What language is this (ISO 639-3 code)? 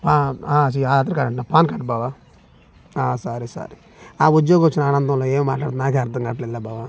tel